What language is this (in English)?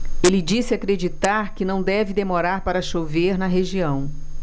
Portuguese